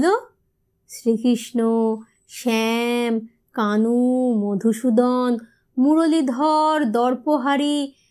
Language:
Bangla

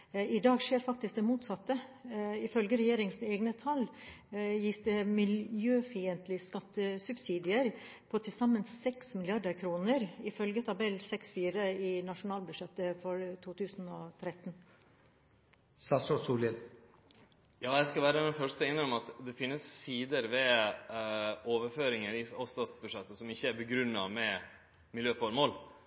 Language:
Norwegian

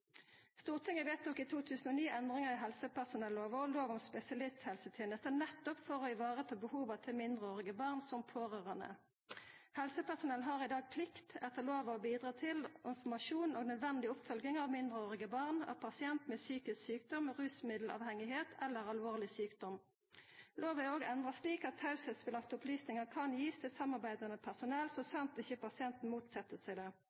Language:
Norwegian Nynorsk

